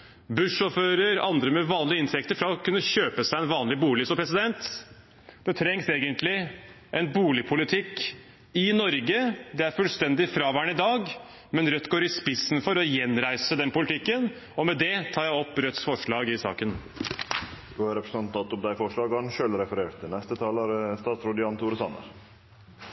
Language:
Norwegian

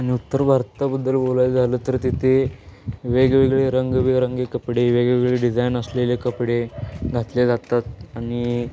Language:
Marathi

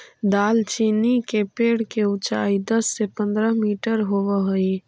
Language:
Magahi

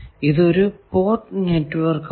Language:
Malayalam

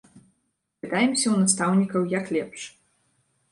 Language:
Belarusian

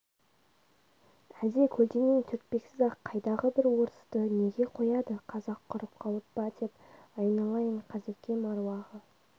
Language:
Kazakh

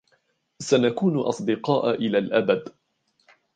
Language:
Arabic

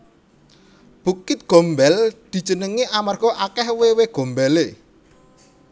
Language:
Javanese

